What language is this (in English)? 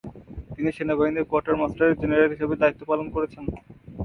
Bangla